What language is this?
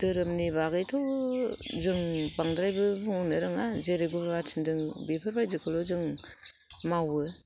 Bodo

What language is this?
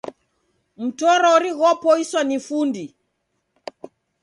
Taita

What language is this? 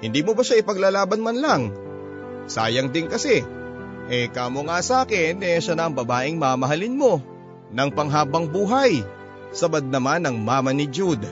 Filipino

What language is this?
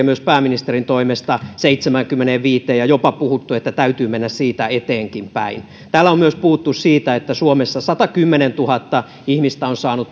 Finnish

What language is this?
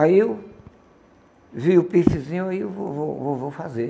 Portuguese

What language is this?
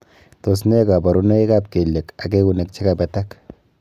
Kalenjin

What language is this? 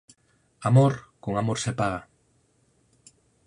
Galician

